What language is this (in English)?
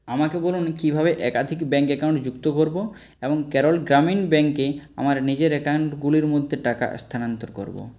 Bangla